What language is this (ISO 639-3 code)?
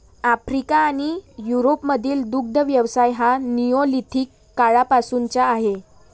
mar